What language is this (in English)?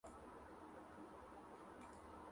Urdu